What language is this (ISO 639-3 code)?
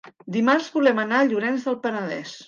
cat